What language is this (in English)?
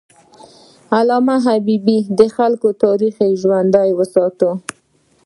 Pashto